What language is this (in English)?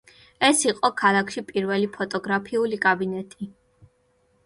Georgian